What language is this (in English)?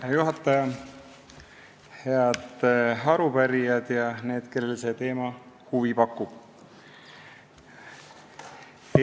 Estonian